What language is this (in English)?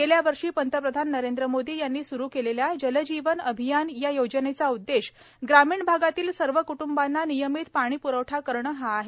Marathi